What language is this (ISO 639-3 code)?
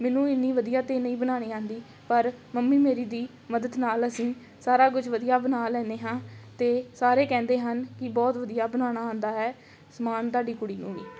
pan